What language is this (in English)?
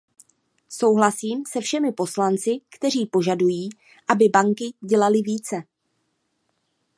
Czech